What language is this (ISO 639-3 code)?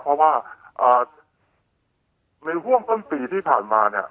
tha